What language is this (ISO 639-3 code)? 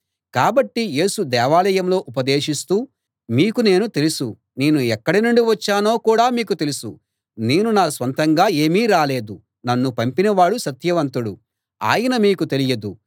tel